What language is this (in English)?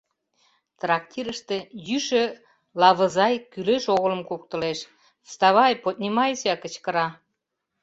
Mari